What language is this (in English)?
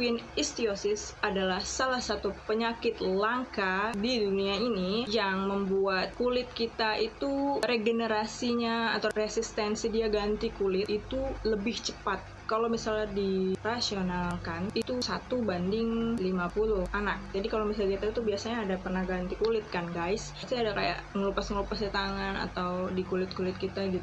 Indonesian